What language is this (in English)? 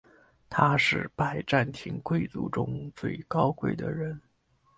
Chinese